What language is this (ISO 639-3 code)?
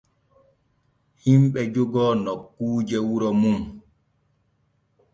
fue